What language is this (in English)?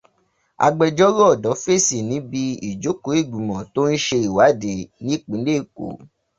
Yoruba